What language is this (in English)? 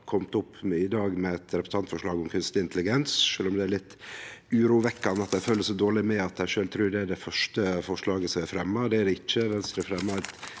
Norwegian